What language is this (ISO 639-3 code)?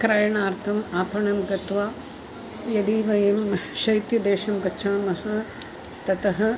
san